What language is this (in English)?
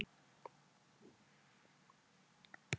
Icelandic